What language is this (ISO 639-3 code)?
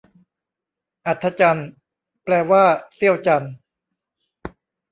tha